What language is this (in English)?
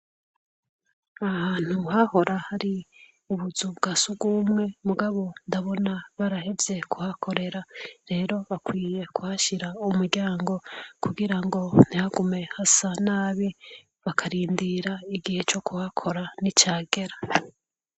Rundi